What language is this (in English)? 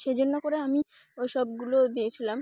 Bangla